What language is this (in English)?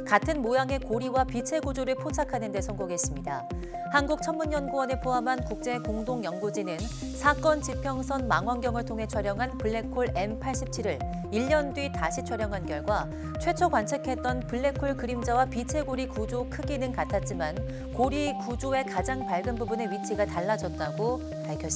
Korean